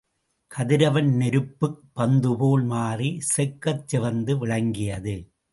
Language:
Tamil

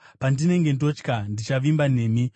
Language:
Shona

